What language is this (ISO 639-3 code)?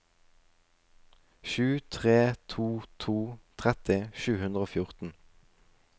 nor